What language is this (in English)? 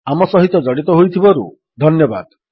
Odia